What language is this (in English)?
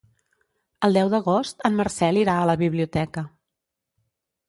Catalan